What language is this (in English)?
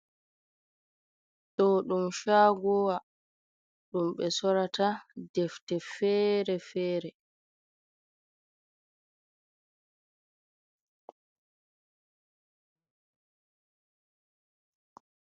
Fula